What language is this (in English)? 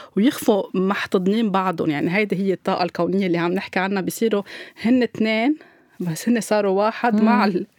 Arabic